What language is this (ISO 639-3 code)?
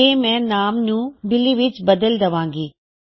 pan